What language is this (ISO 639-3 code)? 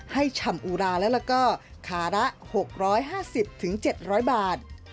tha